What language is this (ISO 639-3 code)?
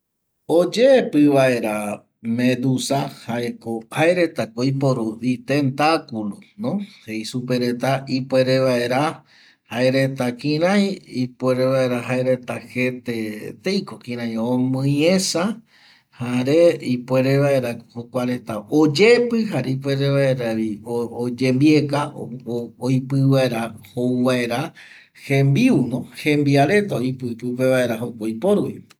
gui